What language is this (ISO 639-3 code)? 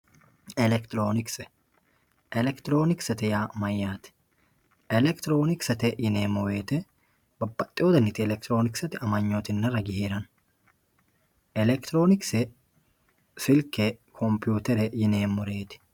sid